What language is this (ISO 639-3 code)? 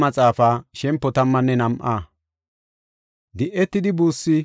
gof